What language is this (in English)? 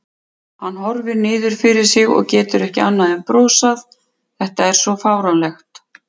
Icelandic